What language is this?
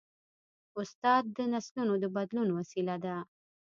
Pashto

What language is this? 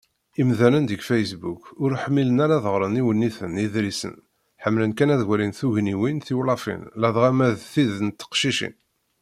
Kabyle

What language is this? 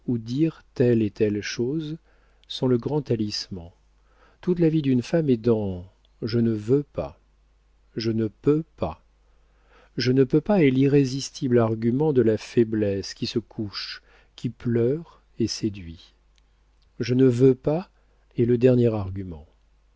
French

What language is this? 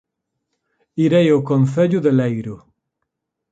Galician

